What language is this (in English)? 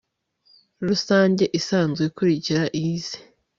Kinyarwanda